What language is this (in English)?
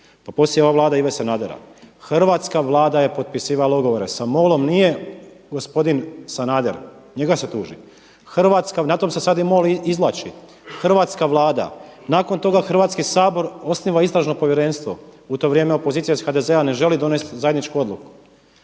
Croatian